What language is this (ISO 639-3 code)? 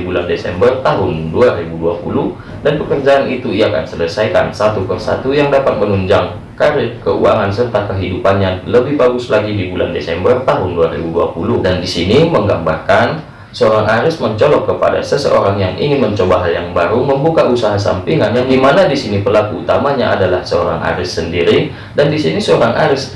ind